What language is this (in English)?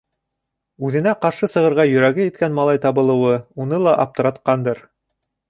Bashkir